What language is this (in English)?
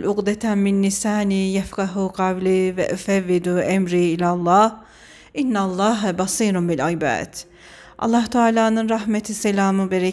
Turkish